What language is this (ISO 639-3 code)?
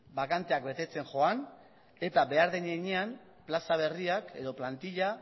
eus